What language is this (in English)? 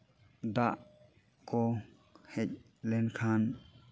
Santali